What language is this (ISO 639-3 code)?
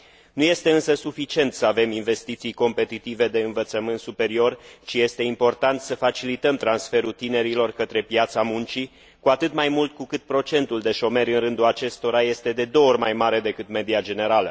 ron